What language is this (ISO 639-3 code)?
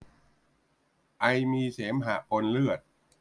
tha